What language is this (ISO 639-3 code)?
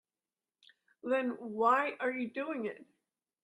eng